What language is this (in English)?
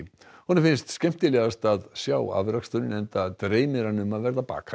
Icelandic